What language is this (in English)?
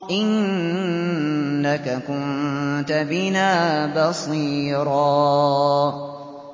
Arabic